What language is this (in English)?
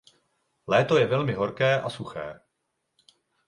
Czech